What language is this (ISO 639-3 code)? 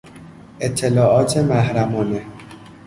fas